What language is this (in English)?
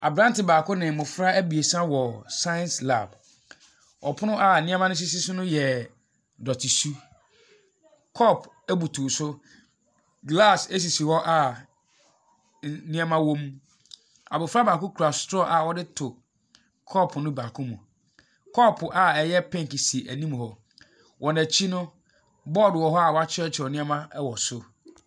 Akan